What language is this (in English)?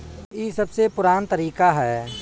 Bhojpuri